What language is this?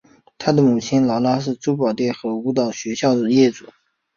Chinese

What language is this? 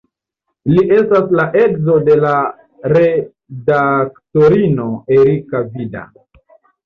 Esperanto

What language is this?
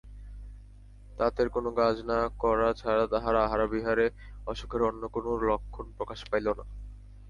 Bangla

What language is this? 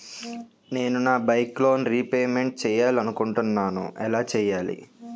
Telugu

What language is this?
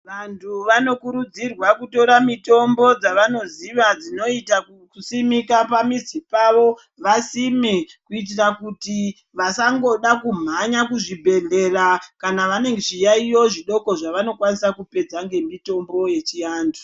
Ndau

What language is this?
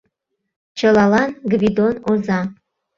Mari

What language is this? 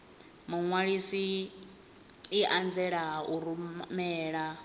Venda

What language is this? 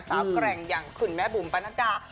Thai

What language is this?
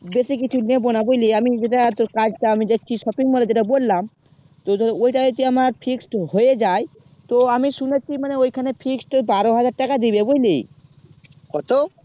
Bangla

